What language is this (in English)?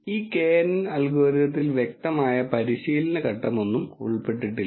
Malayalam